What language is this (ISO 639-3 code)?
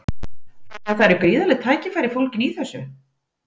isl